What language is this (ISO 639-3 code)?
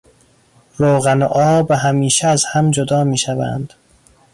fas